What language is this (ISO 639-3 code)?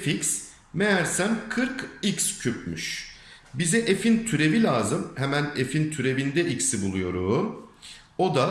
tur